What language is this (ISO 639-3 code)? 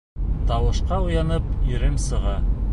bak